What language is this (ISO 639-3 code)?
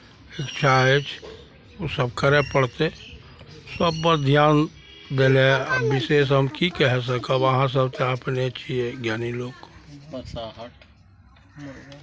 mai